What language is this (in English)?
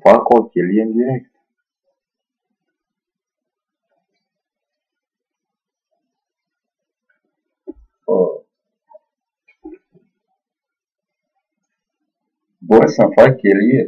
Romanian